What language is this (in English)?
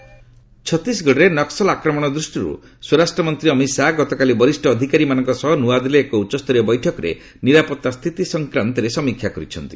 Odia